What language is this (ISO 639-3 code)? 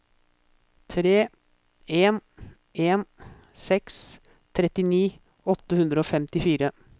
nor